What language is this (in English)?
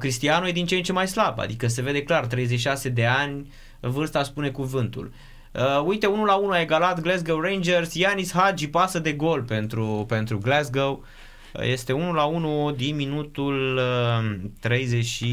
Romanian